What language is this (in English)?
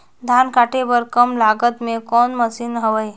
Chhattisgarhi